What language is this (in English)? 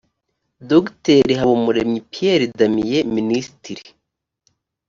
Kinyarwanda